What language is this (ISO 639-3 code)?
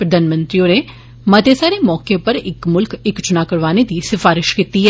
doi